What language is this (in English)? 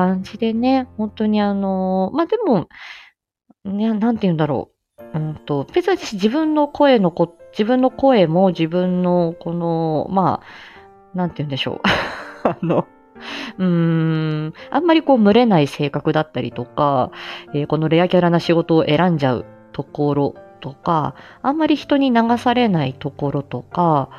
Japanese